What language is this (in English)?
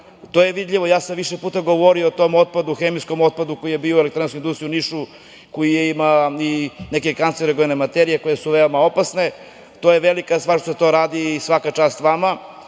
Serbian